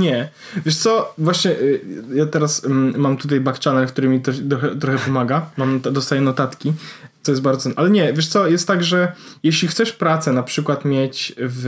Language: Polish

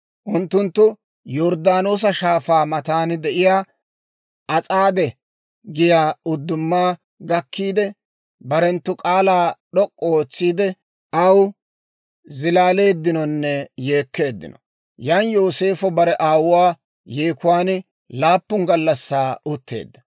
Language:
Dawro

